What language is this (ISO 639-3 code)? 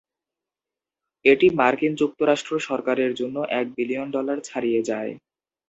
ben